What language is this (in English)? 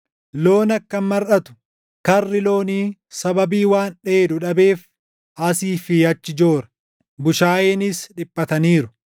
Oromo